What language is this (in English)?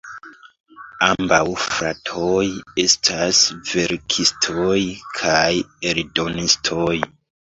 Esperanto